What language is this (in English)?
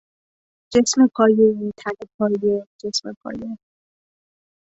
Persian